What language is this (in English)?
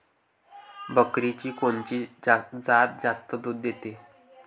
Marathi